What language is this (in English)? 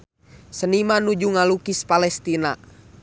Sundanese